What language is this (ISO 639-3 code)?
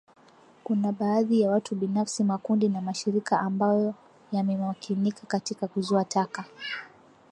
swa